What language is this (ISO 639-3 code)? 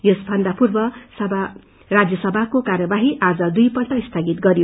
nep